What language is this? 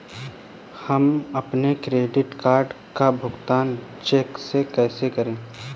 Hindi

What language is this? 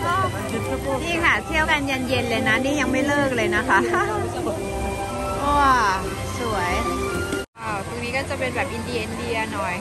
Thai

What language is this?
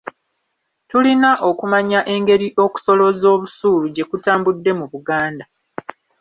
Ganda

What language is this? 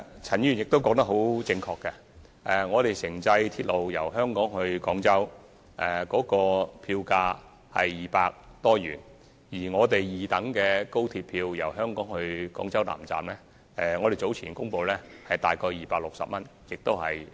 Cantonese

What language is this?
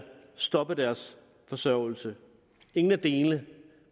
Danish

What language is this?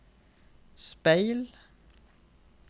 Norwegian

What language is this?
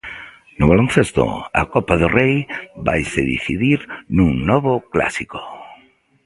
Galician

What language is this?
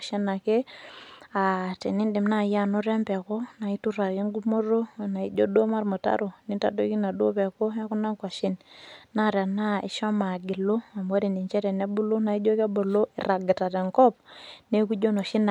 Masai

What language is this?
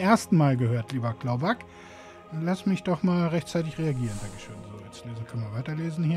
German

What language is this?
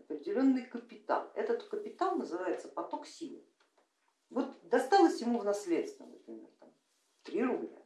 Russian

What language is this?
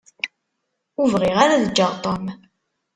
Kabyle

